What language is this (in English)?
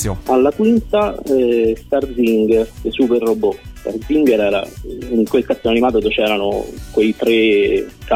Italian